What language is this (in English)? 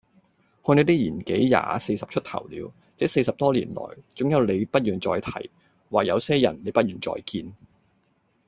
Cantonese